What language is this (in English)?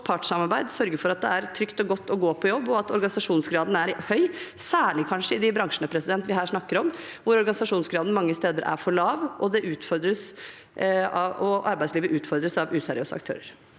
Norwegian